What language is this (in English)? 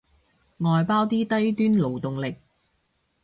Cantonese